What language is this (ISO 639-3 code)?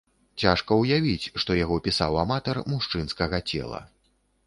bel